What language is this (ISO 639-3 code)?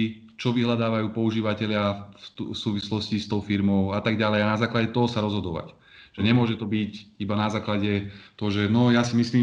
slk